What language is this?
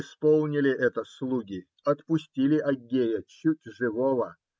Russian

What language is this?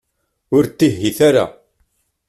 Kabyle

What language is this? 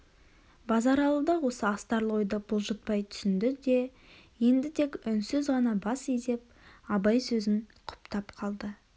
Kazakh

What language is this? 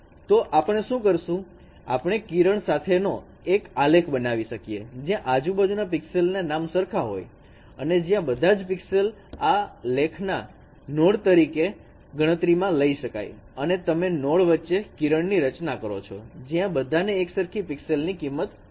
Gujarati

